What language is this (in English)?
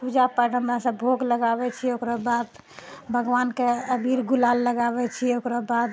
Maithili